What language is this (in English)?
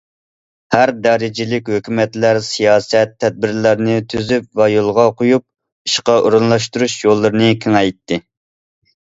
Uyghur